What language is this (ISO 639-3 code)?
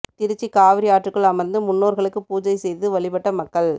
tam